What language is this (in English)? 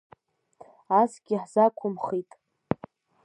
Abkhazian